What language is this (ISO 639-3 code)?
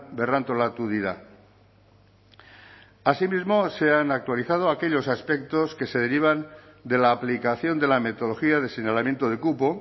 spa